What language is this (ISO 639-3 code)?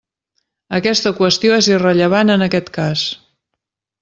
cat